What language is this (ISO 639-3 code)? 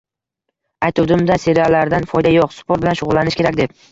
uzb